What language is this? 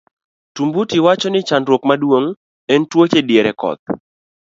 Luo (Kenya and Tanzania)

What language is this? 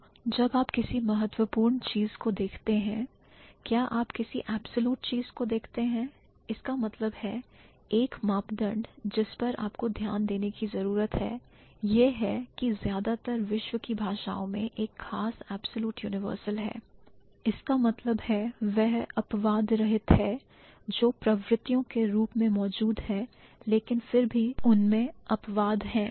Hindi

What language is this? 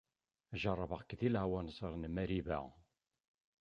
Kabyle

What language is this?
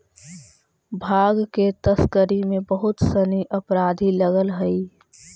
Magahi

